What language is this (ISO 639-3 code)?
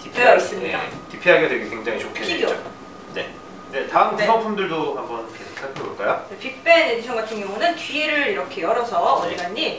kor